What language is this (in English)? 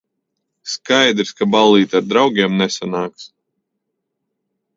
Latvian